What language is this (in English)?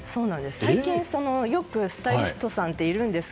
Japanese